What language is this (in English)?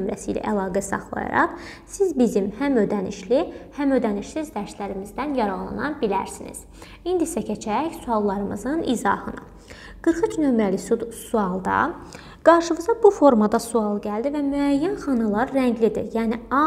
Turkish